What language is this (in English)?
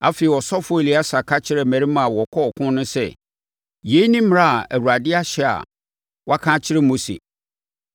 Akan